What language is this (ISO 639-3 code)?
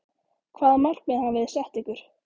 isl